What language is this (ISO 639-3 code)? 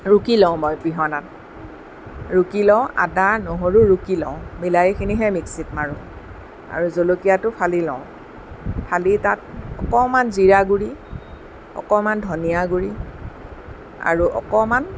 asm